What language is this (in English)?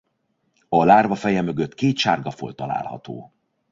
Hungarian